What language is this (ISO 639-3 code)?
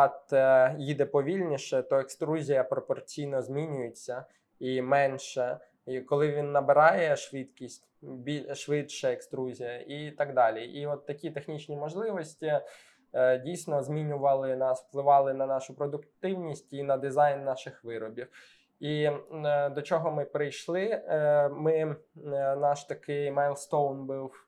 ukr